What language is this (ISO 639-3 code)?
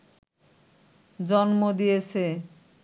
ben